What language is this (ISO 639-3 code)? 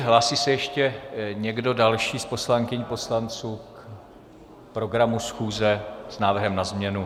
ces